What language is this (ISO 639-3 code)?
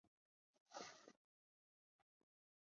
zho